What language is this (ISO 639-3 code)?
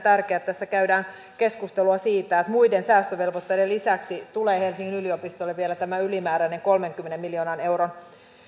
fin